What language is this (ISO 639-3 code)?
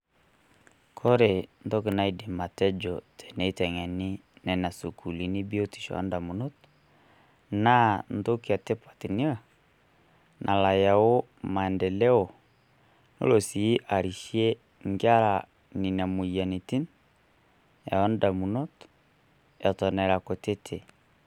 mas